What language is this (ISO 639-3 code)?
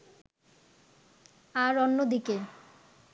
ben